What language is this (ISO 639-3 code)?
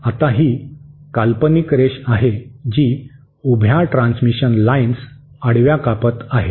mar